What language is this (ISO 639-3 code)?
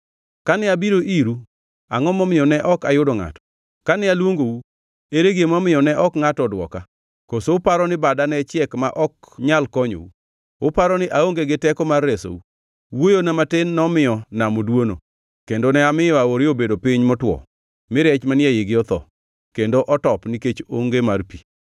luo